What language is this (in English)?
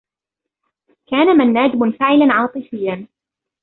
Arabic